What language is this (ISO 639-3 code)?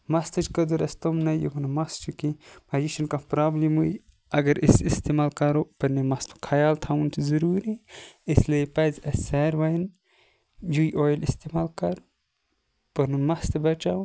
kas